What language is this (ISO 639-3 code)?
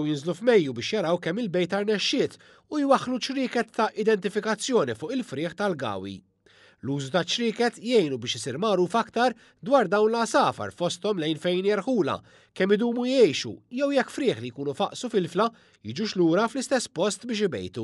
ara